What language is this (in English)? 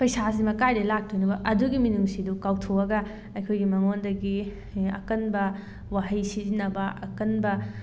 Manipuri